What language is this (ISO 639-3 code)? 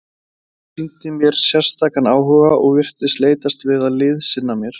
isl